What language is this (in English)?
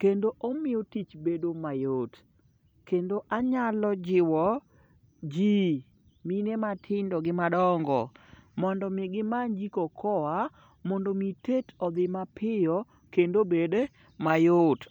Luo (Kenya and Tanzania)